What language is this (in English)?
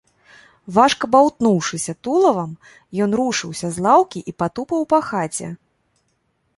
Belarusian